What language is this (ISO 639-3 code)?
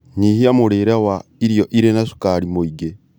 kik